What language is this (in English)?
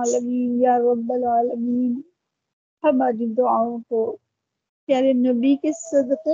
Urdu